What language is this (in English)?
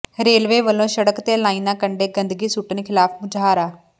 Punjabi